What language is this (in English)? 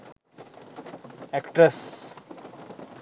Sinhala